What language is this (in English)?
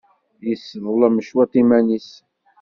Kabyle